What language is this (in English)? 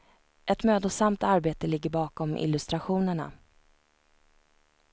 Swedish